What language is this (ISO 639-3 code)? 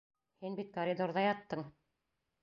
bak